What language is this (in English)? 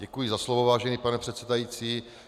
Czech